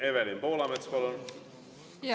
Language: Estonian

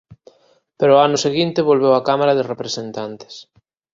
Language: Galician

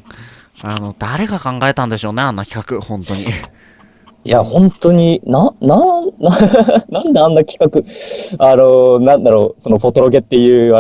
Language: Japanese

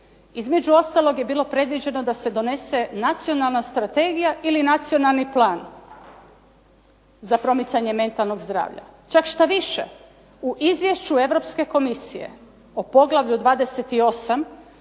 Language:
Croatian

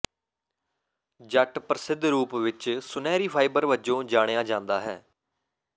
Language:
Punjabi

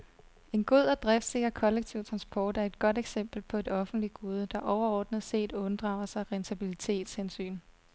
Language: Danish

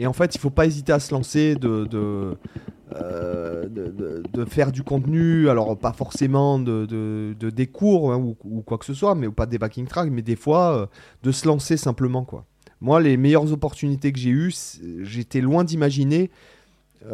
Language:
French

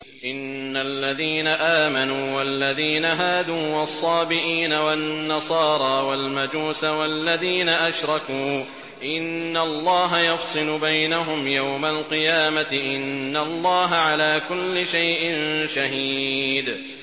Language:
Arabic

